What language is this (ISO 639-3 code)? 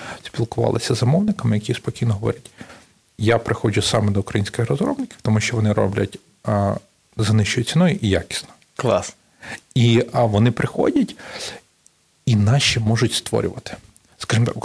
ukr